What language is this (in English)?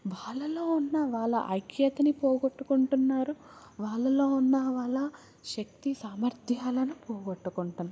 Telugu